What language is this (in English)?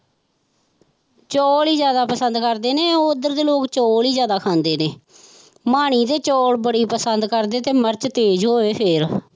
Punjabi